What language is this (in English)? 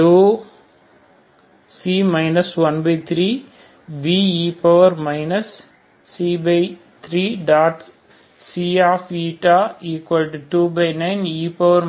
Tamil